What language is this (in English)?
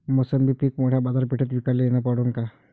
Marathi